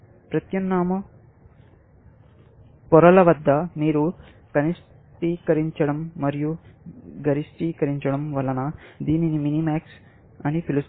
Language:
Telugu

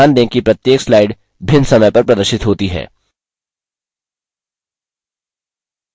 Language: Hindi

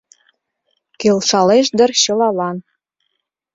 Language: Mari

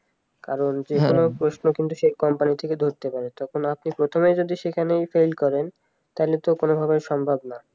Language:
Bangla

